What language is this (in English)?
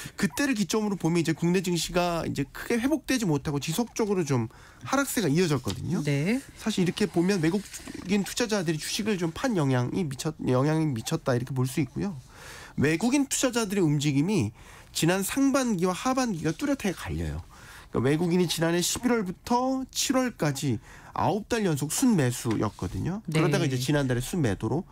Korean